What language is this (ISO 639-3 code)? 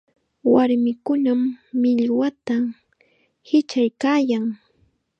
qxa